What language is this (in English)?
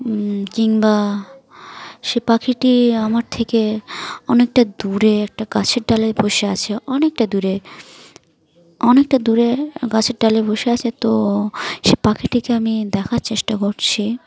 Bangla